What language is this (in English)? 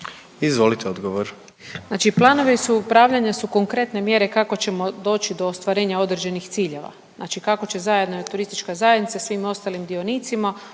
Croatian